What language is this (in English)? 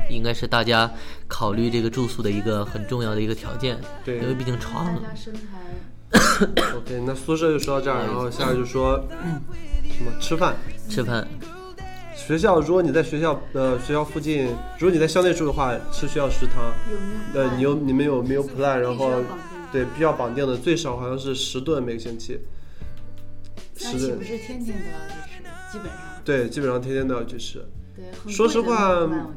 Chinese